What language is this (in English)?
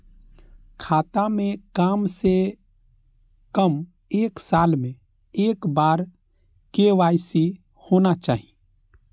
Maithili